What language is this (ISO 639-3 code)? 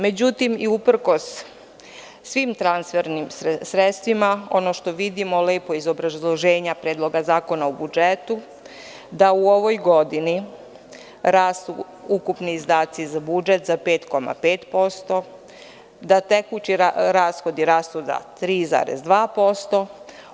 srp